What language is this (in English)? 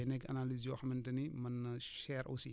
Wolof